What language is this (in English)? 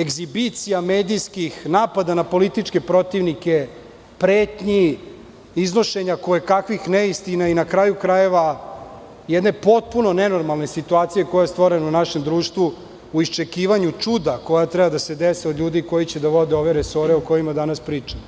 Serbian